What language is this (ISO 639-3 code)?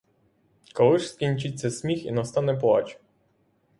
ukr